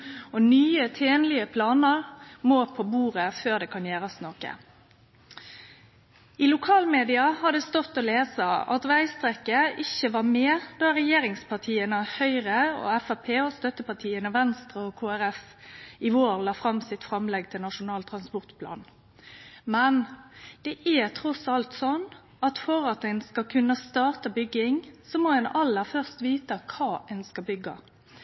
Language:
Norwegian Nynorsk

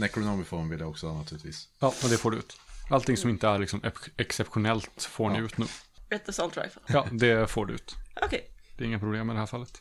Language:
Swedish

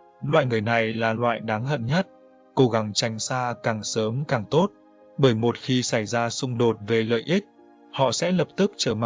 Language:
Vietnamese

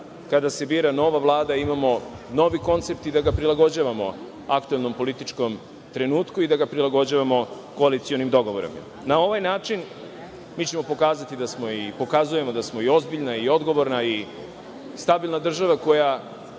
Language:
Serbian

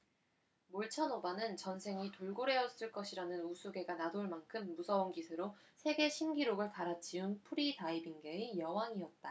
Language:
Korean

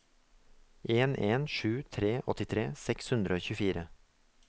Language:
Norwegian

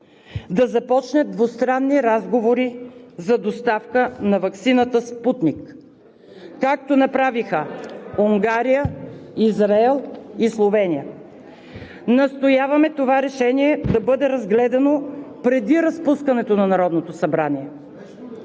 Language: Bulgarian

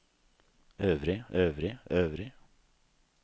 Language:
Norwegian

